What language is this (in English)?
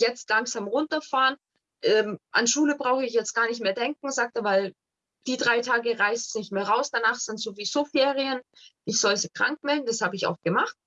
German